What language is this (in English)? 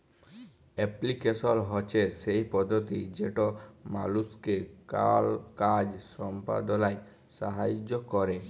Bangla